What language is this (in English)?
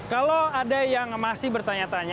Indonesian